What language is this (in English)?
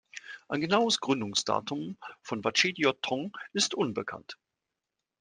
German